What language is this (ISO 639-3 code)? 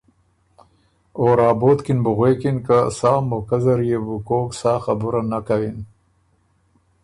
oru